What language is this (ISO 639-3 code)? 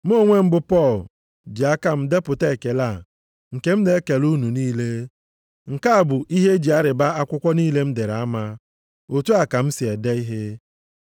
ibo